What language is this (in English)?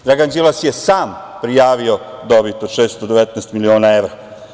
Serbian